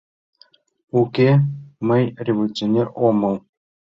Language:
Mari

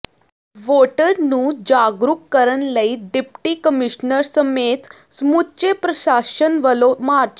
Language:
Punjabi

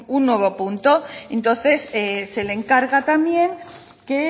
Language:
Spanish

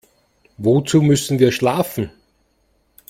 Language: German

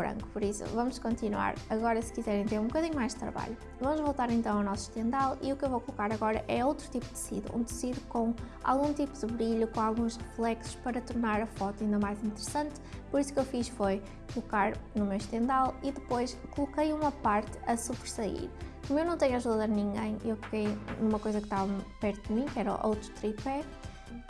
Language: Portuguese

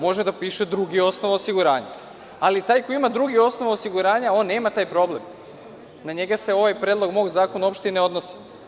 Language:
Serbian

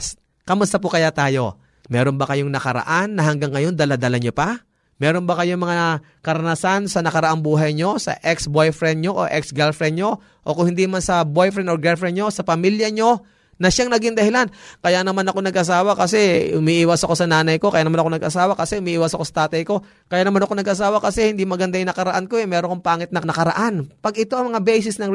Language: Filipino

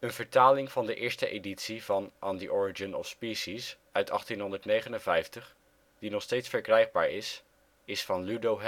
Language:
Dutch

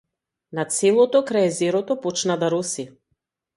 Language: Macedonian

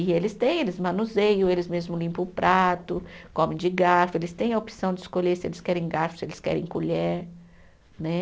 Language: Portuguese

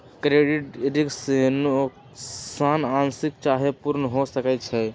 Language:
Magahi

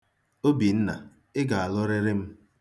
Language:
Igbo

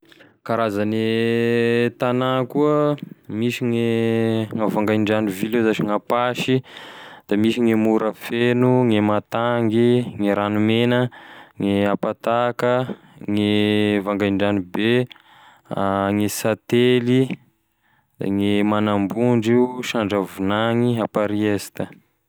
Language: Tesaka Malagasy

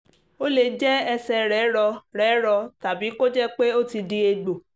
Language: Yoruba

